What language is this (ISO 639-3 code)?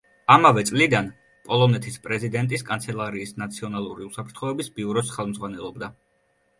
kat